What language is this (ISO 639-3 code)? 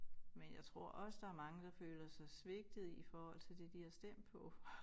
dan